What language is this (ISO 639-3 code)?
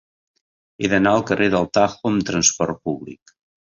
cat